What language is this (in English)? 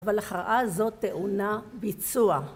Hebrew